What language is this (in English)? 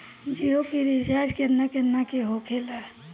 Bhojpuri